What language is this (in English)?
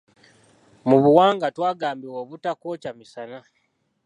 Ganda